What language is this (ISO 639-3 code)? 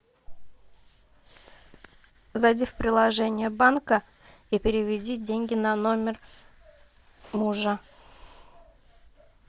rus